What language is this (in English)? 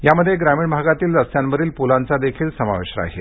Marathi